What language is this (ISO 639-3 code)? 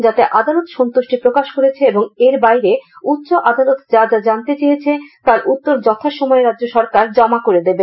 ben